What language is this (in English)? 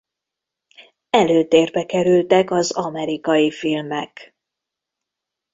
Hungarian